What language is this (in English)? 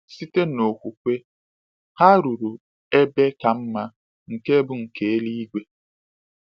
Igbo